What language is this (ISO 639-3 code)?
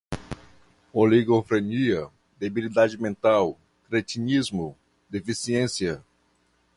por